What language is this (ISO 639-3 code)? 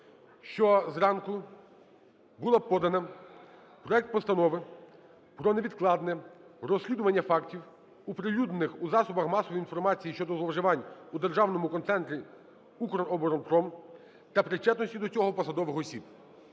ukr